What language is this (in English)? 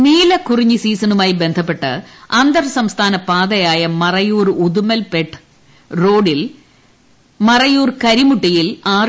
Malayalam